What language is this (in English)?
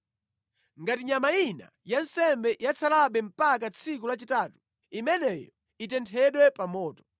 Nyanja